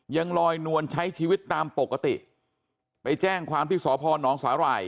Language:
Thai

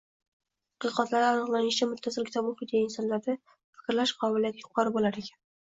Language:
Uzbek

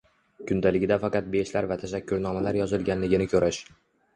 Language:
Uzbek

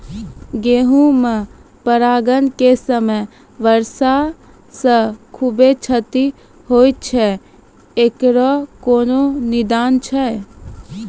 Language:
Maithili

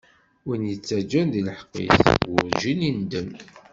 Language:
Kabyle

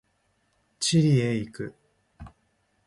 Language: Japanese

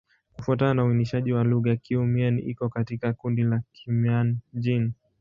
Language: Swahili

